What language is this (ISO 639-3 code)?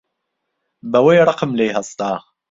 ckb